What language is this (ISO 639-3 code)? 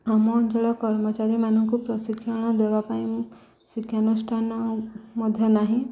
ori